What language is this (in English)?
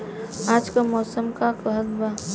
Bhojpuri